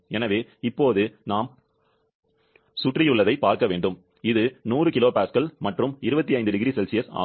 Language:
Tamil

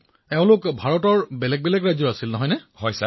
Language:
Assamese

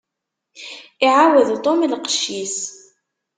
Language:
Kabyle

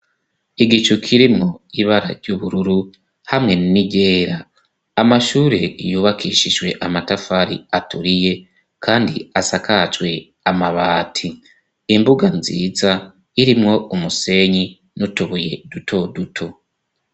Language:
Rundi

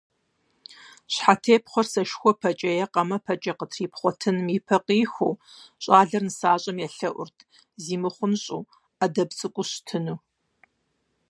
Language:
Kabardian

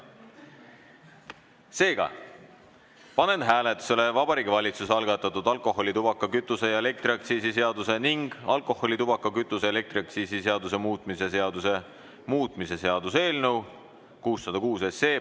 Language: Estonian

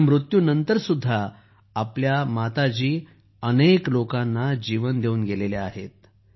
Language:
Marathi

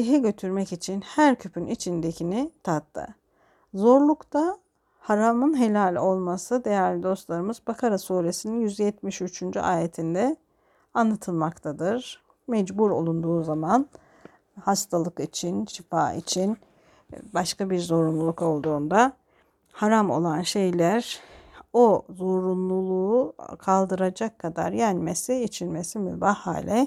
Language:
Turkish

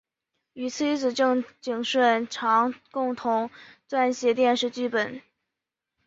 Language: Chinese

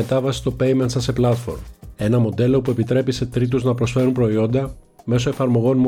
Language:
Greek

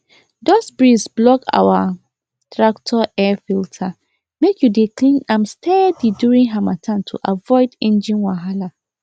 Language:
Nigerian Pidgin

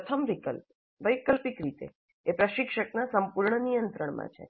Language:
Gujarati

